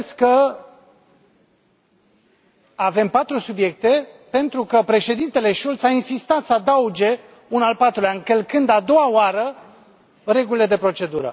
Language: Romanian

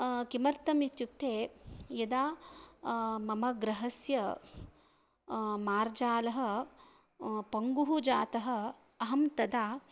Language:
Sanskrit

